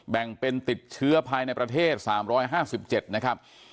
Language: Thai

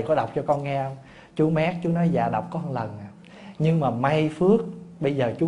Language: Vietnamese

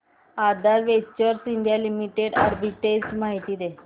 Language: Marathi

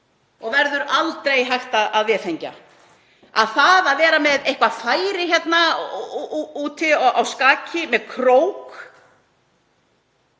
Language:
Icelandic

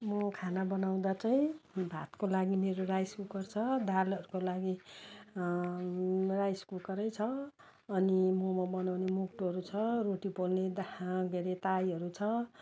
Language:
Nepali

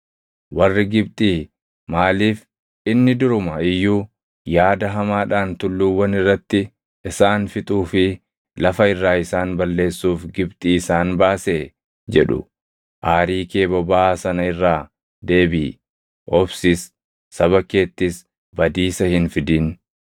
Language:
Oromo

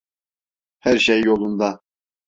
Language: Turkish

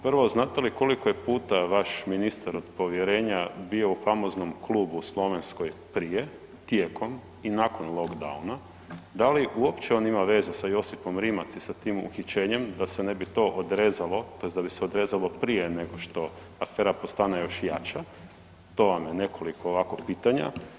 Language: Croatian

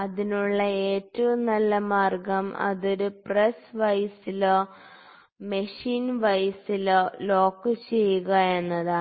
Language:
Malayalam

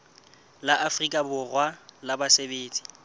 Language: Southern Sotho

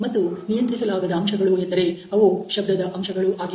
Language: Kannada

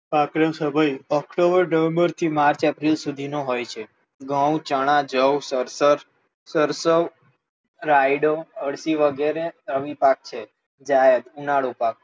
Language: Gujarati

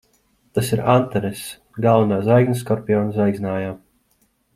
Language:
Latvian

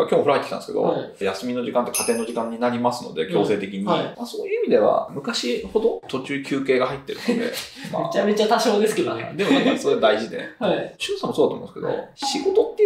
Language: Japanese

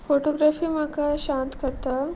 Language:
Konkani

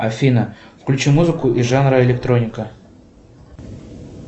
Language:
Russian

